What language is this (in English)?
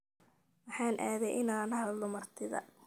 Somali